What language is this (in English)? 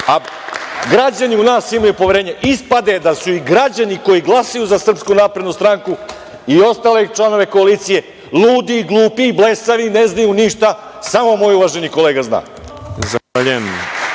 Serbian